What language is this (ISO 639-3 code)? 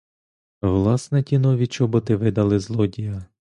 ukr